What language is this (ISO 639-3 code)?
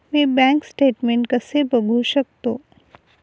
mar